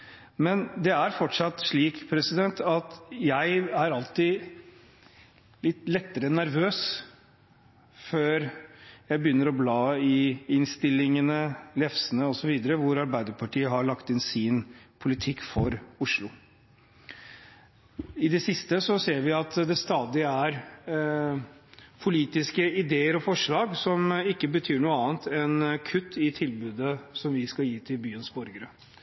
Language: Norwegian Bokmål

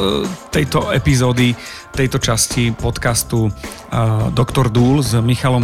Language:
Slovak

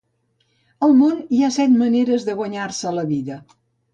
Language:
Catalan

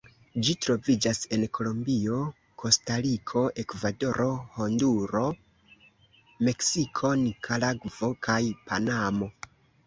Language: Esperanto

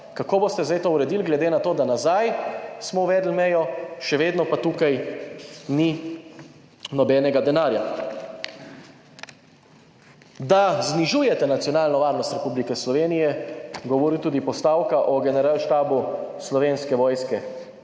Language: Slovenian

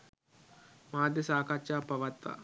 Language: Sinhala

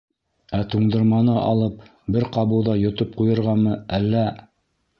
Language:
Bashkir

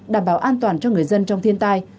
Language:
Vietnamese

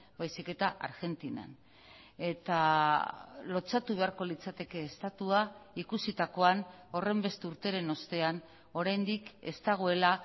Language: Basque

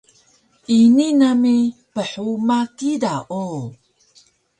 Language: Taroko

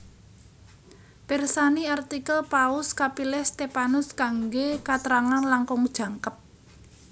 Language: Javanese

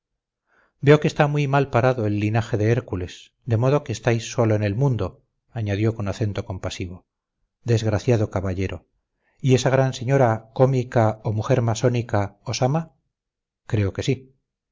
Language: Spanish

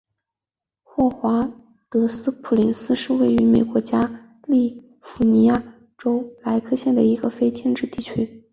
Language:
Chinese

